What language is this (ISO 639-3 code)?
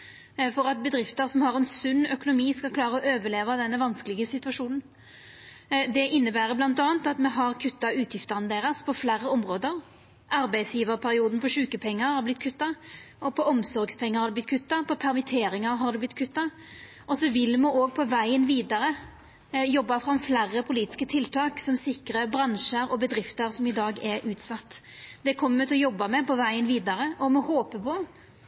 nno